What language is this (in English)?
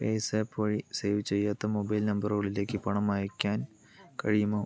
Malayalam